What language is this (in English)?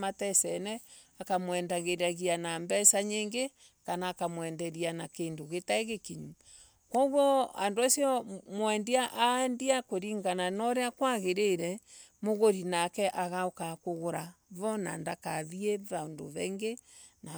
Embu